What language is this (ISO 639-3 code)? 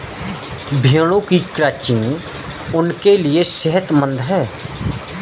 hin